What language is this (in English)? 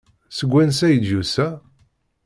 Kabyle